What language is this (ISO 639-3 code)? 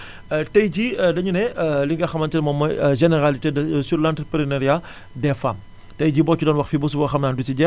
wol